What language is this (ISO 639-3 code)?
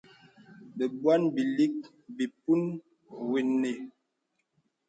beb